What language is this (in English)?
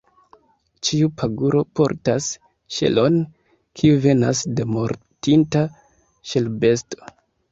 Esperanto